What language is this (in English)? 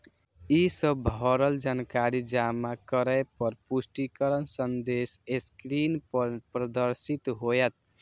Maithili